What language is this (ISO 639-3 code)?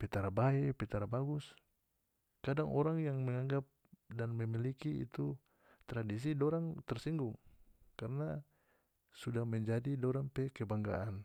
max